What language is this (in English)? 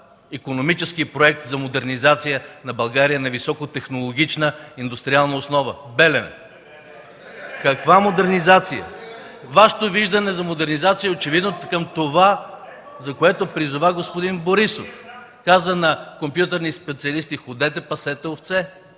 Bulgarian